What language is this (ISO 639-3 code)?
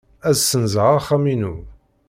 kab